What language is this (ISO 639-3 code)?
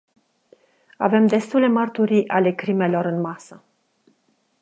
ron